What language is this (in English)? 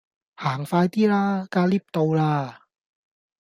Cantonese